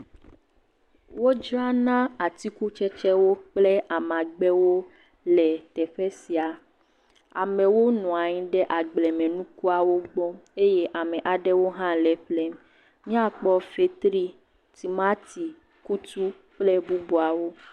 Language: Ewe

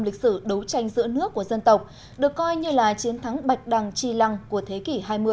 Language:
Vietnamese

